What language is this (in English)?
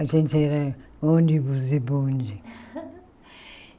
Portuguese